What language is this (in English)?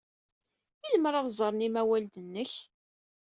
Kabyle